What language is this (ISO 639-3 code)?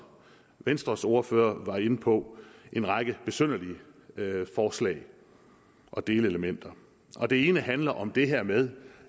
dan